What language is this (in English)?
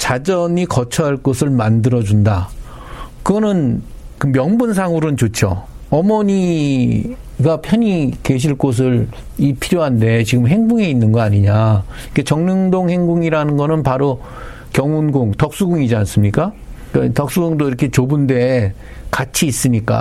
Korean